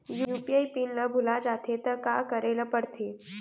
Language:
Chhattisgarhi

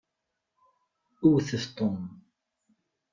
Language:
Kabyle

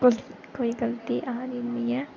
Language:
Dogri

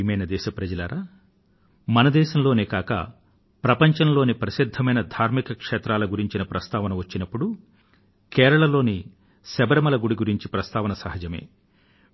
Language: Telugu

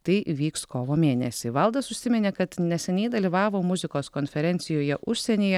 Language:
Lithuanian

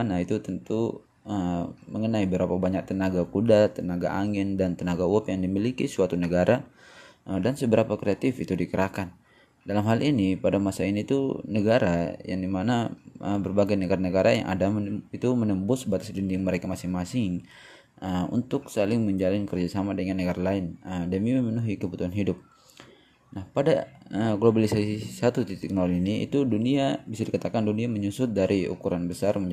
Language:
Indonesian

